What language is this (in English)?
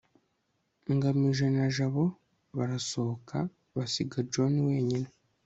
Kinyarwanda